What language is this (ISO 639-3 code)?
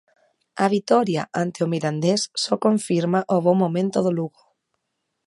glg